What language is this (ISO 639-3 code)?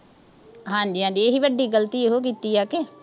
pan